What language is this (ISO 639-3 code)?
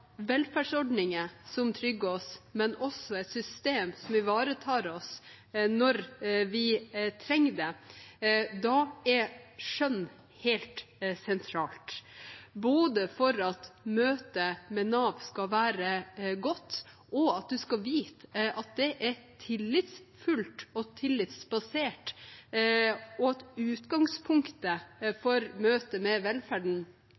nob